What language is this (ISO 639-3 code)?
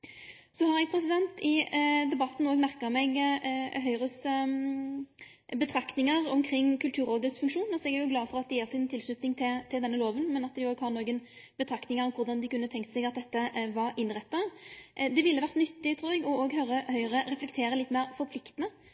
nno